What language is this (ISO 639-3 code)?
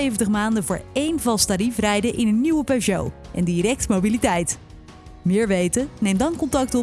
nld